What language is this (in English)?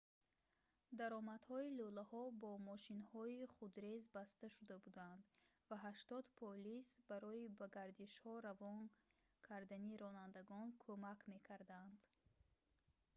Tajik